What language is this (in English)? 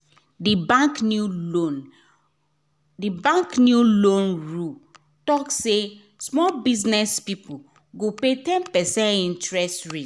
Nigerian Pidgin